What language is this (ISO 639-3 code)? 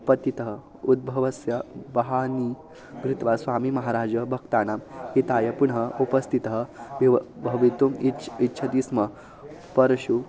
san